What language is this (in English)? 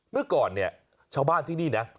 Thai